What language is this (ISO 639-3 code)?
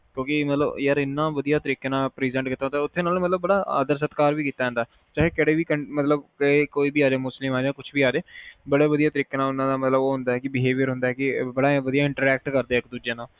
pan